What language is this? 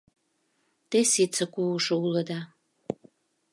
Mari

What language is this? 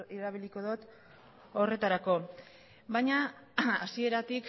Basque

